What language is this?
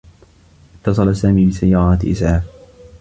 Arabic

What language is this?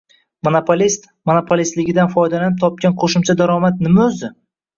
Uzbek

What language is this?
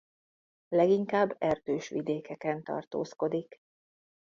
Hungarian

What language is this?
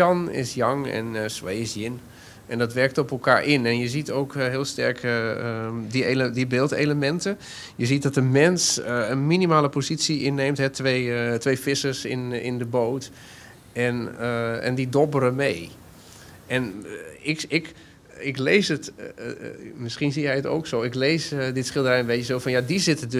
Dutch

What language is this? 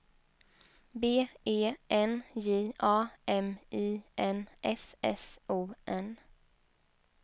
Swedish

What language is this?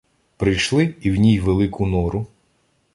Ukrainian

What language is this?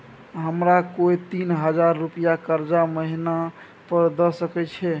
Maithili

